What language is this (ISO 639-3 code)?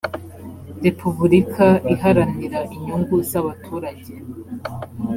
kin